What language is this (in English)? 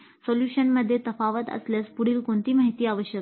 Marathi